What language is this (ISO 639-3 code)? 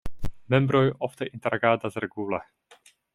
epo